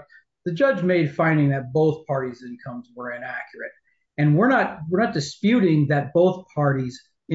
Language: English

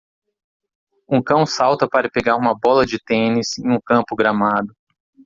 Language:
Portuguese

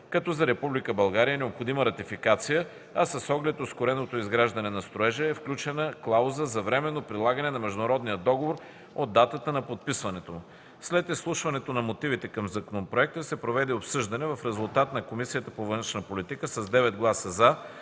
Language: Bulgarian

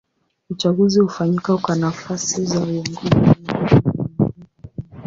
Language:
Swahili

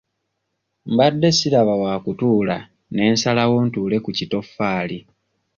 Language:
Ganda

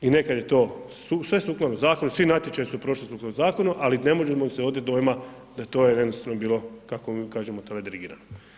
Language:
Croatian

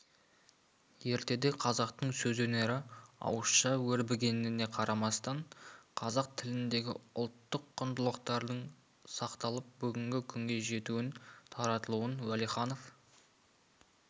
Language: Kazakh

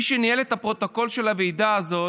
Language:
Hebrew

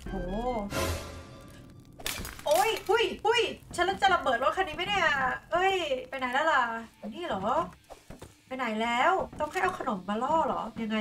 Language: Thai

